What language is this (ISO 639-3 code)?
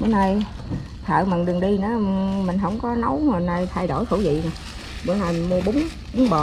vie